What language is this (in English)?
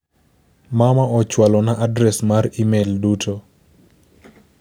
Luo (Kenya and Tanzania)